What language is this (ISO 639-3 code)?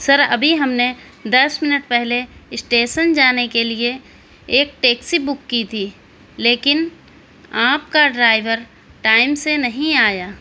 urd